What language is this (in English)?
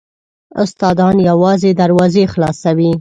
Pashto